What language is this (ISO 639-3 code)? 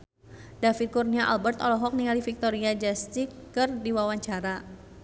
sun